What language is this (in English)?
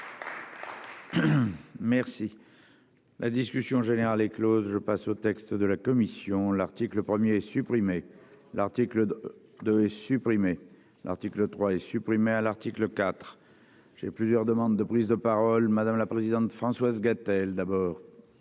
French